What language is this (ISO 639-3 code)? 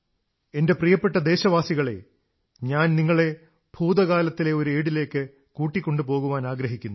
mal